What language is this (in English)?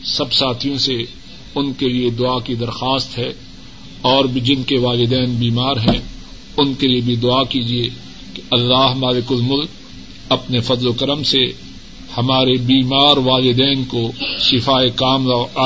Urdu